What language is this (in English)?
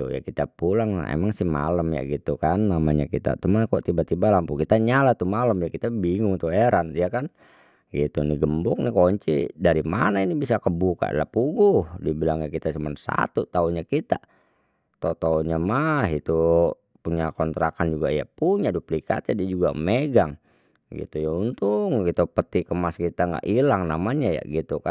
Betawi